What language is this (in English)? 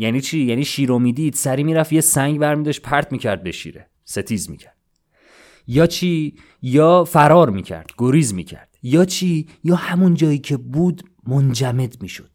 Persian